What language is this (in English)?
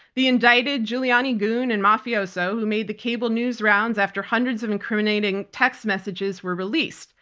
English